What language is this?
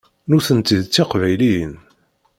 Kabyle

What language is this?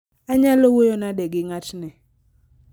Luo (Kenya and Tanzania)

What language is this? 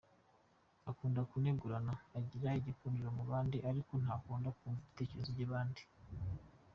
Kinyarwanda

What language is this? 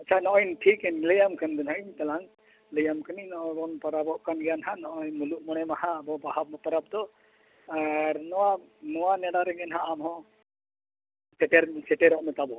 Santali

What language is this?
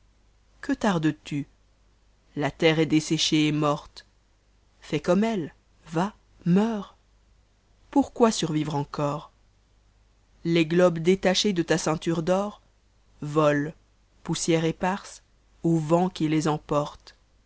French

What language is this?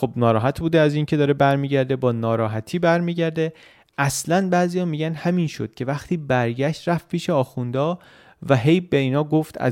Persian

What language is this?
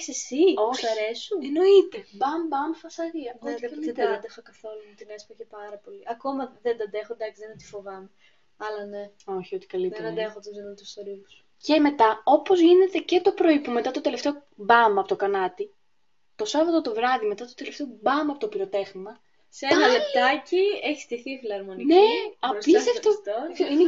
Greek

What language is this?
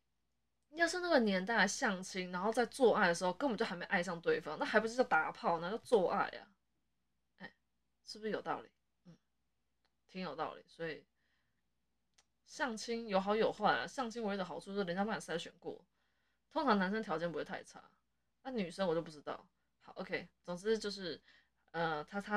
Chinese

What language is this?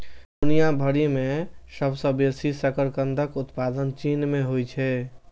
Maithili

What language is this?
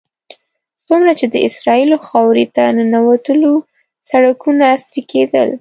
Pashto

